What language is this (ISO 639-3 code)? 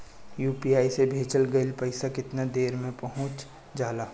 bho